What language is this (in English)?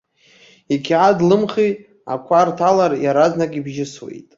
Abkhazian